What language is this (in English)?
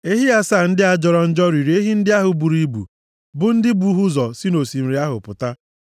Igbo